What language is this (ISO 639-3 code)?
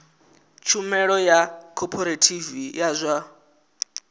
ven